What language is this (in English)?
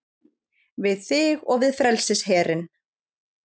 Icelandic